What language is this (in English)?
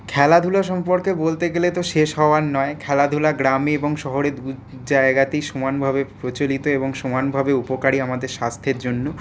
Bangla